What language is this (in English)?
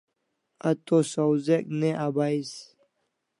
Kalasha